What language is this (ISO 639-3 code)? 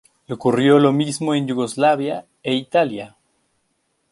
spa